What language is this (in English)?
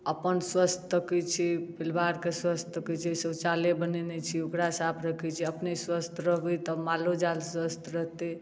Maithili